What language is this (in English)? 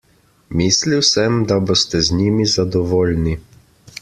Slovenian